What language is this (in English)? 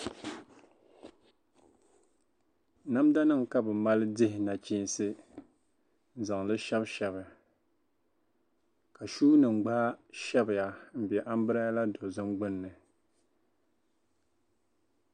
Dagbani